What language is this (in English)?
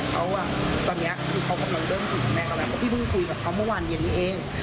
Thai